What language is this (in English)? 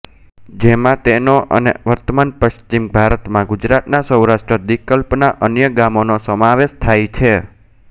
Gujarati